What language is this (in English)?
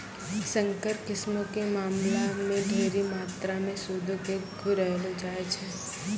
Maithili